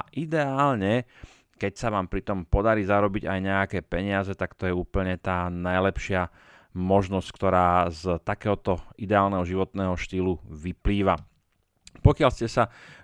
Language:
Slovak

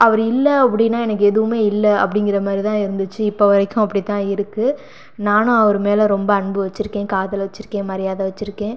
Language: Tamil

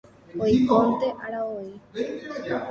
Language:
Guarani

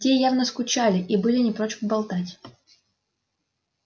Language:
Russian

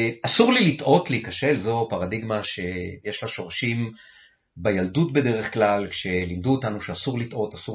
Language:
Hebrew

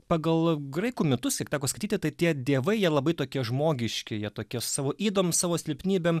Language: Lithuanian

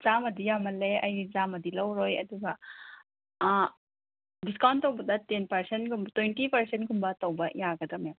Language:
Manipuri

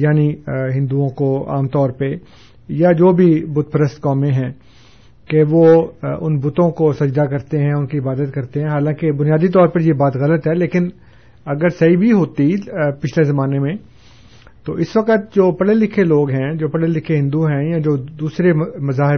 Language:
Urdu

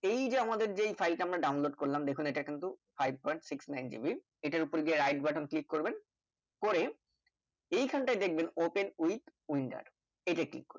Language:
Bangla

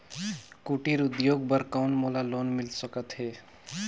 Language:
Chhattisgarhi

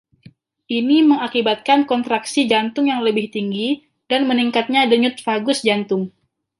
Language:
Indonesian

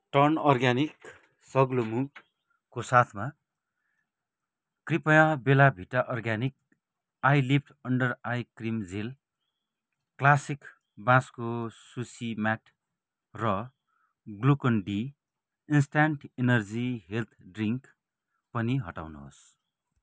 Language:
Nepali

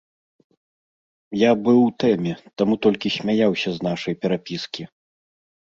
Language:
Belarusian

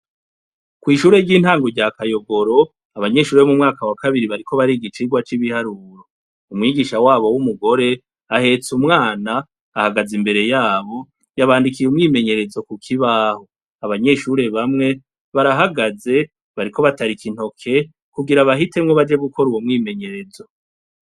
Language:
Rundi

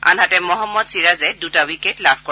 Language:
Assamese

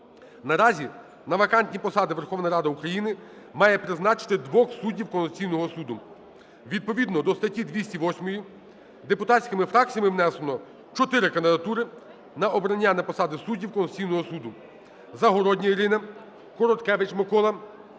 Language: Ukrainian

